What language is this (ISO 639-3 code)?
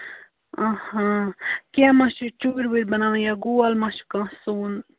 kas